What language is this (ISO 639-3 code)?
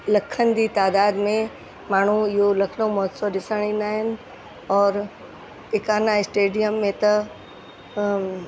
snd